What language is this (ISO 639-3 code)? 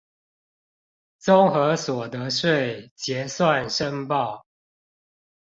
zho